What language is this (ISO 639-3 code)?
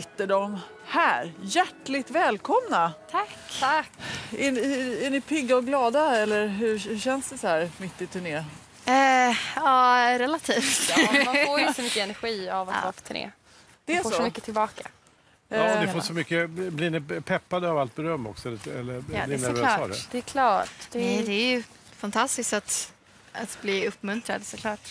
swe